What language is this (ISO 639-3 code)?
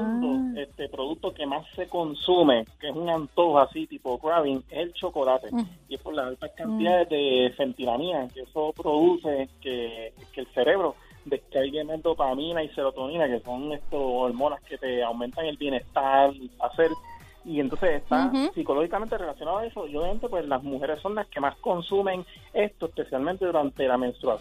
spa